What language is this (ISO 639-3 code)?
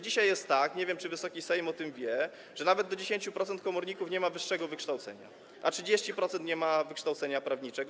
pol